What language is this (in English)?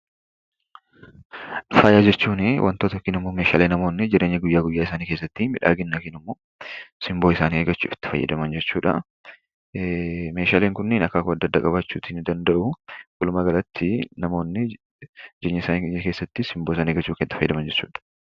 Oromo